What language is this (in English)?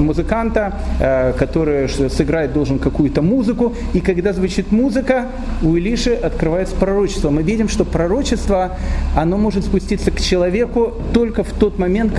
Russian